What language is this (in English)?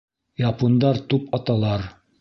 Bashkir